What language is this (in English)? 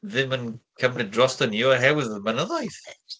Welsh